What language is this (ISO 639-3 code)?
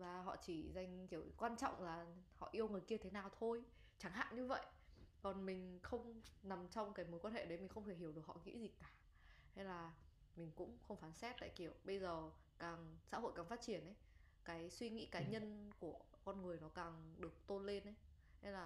vie